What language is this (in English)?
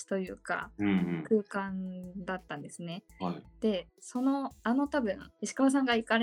Japanese